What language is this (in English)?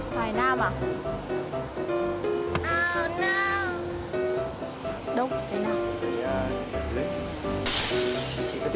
Vietnamese